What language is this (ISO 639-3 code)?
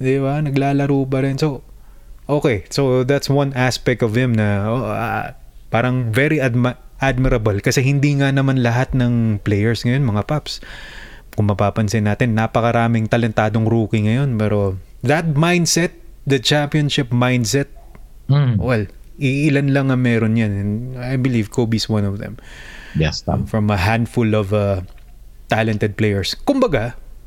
fil